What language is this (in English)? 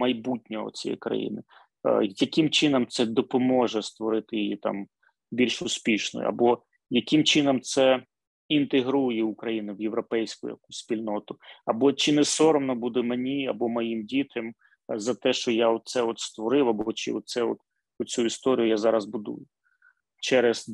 Ukrainian